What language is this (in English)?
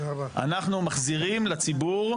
Hebrew